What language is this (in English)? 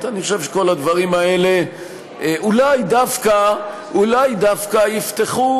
Hebrew